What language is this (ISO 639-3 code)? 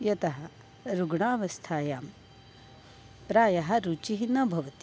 san